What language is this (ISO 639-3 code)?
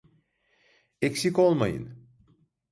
tur